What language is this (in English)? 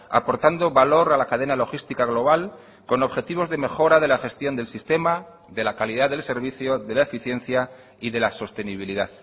Spanish